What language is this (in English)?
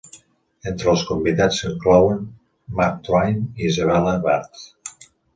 Catalan